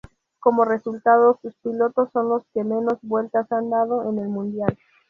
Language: Spanish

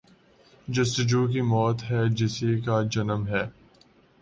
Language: Urdu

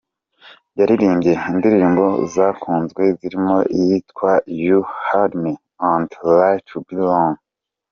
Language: Kinyarwanda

